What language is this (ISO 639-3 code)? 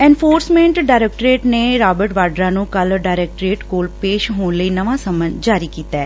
pan